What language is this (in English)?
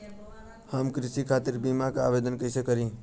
Bhojpuri